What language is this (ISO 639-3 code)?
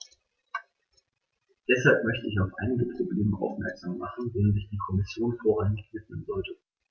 deu